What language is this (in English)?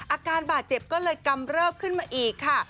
Thai